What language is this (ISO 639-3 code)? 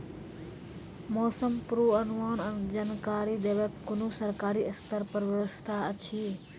mai